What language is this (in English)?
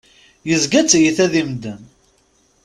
Kabyle